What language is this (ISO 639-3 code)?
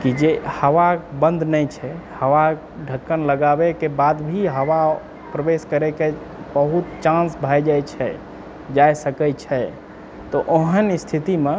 mai